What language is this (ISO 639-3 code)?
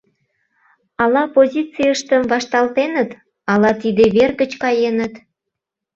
chm